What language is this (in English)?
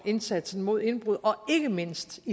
Danish